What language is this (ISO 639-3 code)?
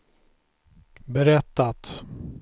swe